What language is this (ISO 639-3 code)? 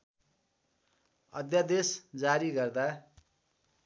nep